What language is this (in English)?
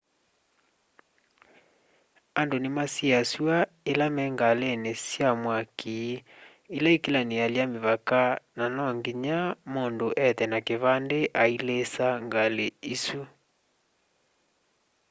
Kamba